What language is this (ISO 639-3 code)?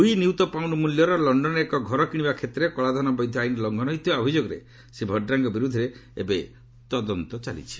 ori